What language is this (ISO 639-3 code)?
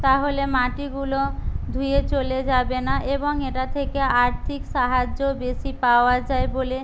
ben